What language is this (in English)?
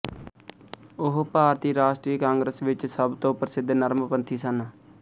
Punjabi